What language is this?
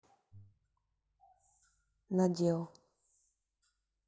Russian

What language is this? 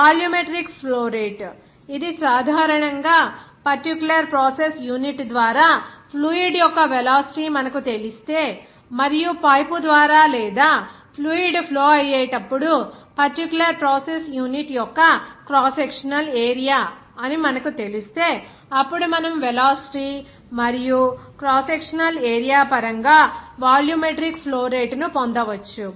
Telugu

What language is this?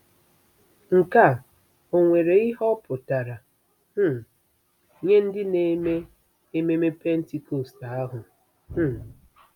Igbo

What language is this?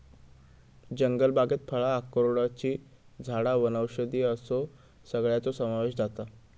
Marathi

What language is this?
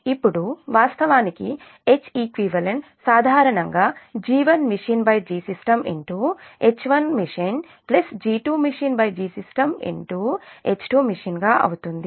Telugu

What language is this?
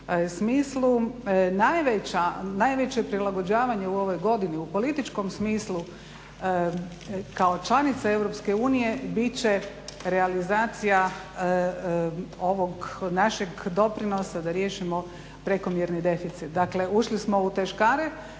Croatian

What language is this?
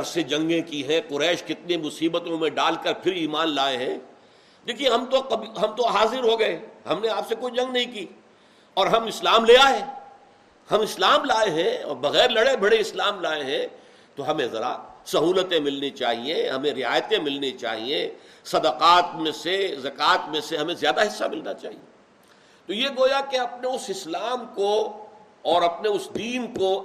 Urdu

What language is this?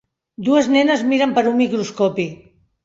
Catalan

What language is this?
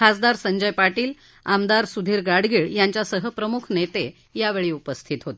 Marathi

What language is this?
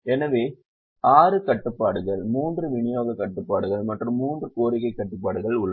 Tamil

